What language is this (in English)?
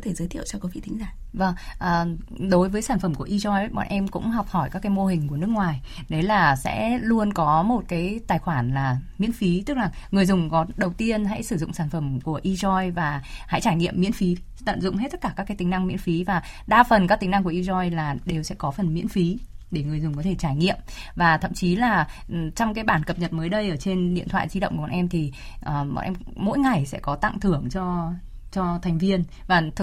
Vietnamese